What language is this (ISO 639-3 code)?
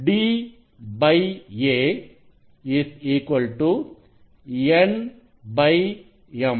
tam